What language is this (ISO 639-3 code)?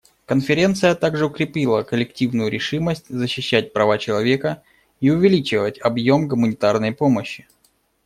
rus